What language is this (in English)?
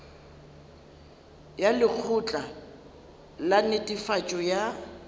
Northern Sotho